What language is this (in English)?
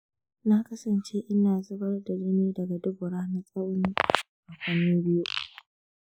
Hausa